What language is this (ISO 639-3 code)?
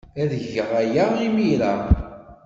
kab